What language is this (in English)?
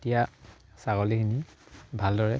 Assamese